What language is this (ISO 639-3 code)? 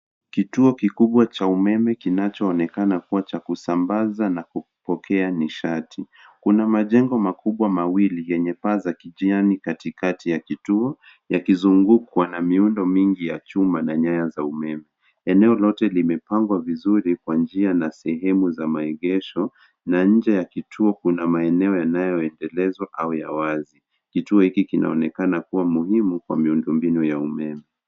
swa